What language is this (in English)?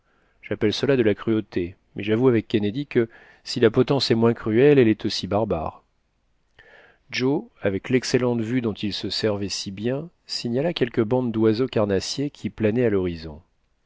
French